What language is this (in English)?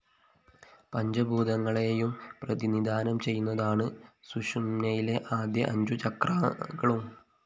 Malayalam